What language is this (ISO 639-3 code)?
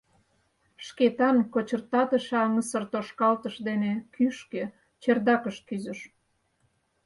chm